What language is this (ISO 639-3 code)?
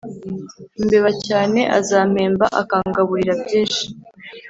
kin